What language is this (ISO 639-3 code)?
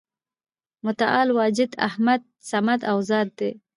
pus